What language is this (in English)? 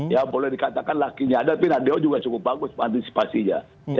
Indonesian